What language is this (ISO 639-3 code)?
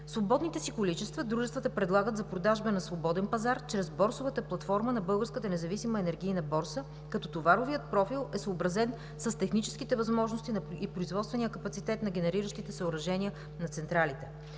bul